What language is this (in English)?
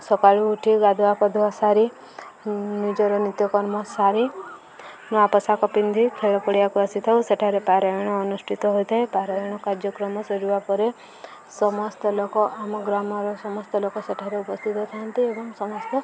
Odia